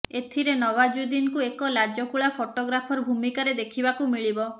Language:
Odia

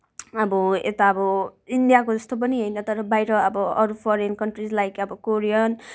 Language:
Nepali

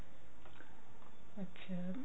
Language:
Punjabi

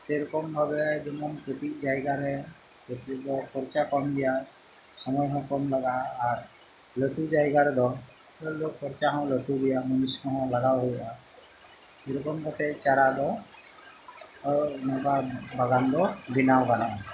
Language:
Santali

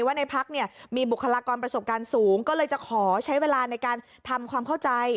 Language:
Thai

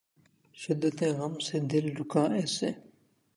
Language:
Urdu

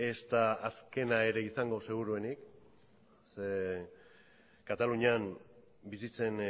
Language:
Basque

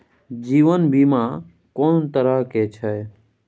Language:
Maithili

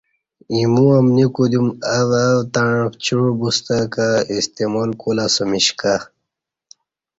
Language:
Kati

